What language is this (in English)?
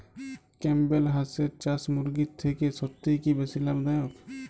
Bangla